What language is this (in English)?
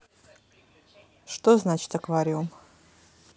Russian